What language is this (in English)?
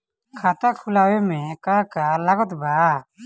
Bhojpuri